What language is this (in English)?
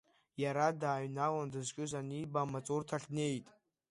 Abkhazian